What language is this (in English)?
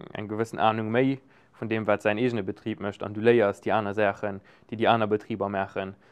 German